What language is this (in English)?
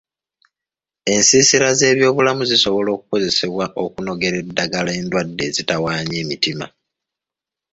Ganda